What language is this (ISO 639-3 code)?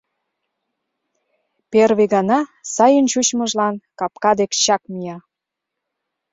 chm